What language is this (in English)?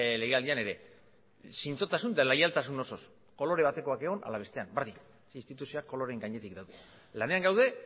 Basque